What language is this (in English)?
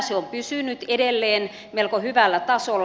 Finnish